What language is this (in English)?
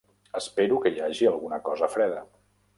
Catalan